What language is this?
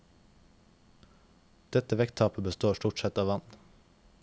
Norwegian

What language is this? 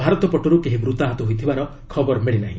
Odia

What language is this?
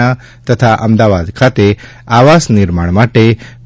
Gujarati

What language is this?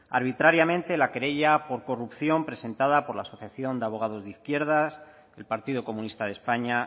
Spanish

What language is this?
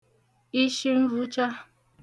Igbo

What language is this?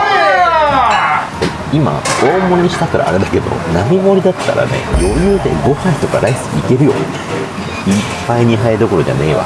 Japanese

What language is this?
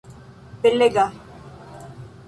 Esperanto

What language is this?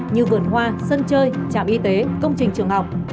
Vietnamese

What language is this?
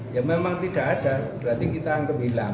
Indonesian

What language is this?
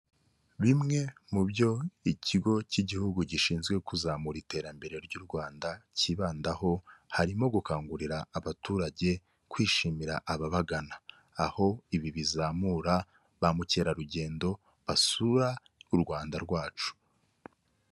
Kinyarwanda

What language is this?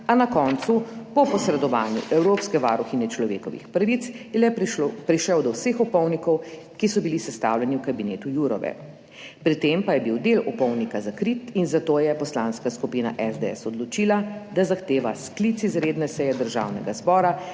Slovenian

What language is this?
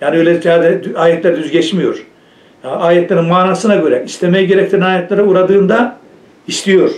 Turkish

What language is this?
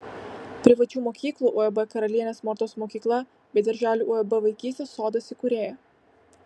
Lithuanian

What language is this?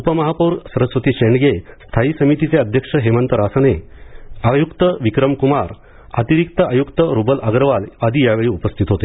Marathi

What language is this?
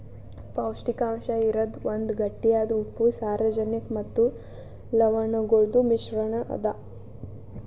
Kannada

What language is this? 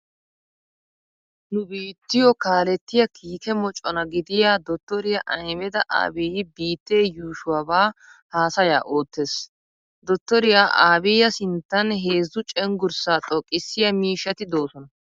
Wolaytta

